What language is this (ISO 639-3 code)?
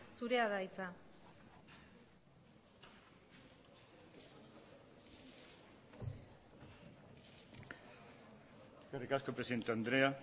eus